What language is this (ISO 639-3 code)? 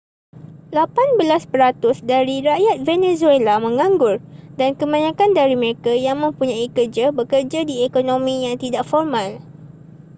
msa